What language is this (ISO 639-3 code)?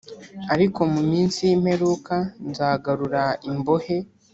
kin